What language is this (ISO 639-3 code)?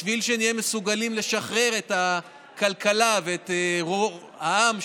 heb